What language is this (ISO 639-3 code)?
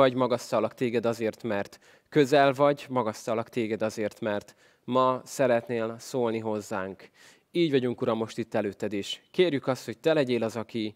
hun